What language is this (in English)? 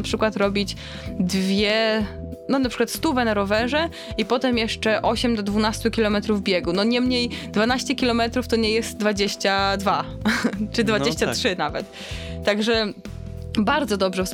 Polish